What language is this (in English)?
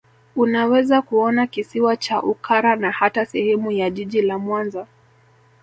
Swahili